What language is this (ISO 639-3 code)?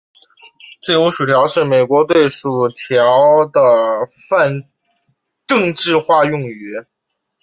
zho